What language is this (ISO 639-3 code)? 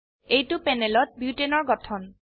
asm